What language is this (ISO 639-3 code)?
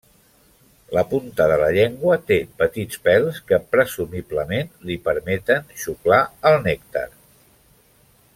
cat